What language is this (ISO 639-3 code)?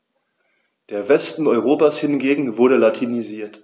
deu